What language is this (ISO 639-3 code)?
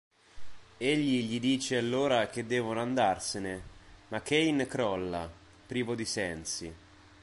ita